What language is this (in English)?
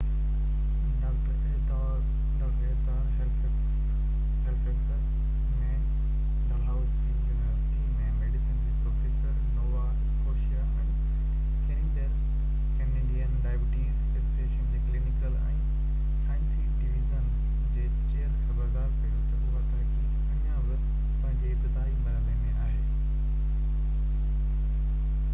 Sindhi